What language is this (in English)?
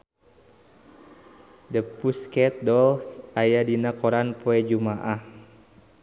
Sundanese